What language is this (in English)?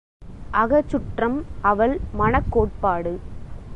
Tamil